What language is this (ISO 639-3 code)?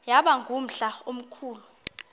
xho